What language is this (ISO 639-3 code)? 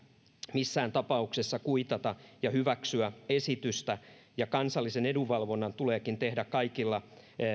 fin